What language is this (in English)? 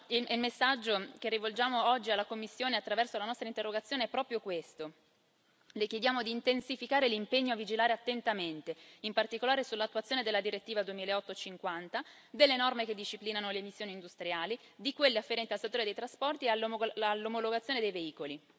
Italian